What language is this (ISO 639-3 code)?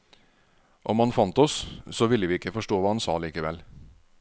nor